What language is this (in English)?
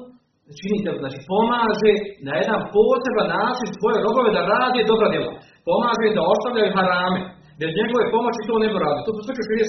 Croatian